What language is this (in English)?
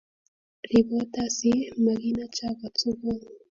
Kalenjin